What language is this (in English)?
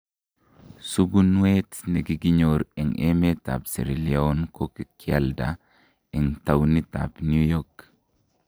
Kalenjin